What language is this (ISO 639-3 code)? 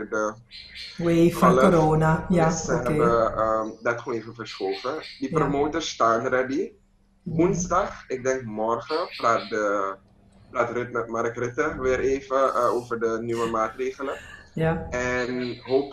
nld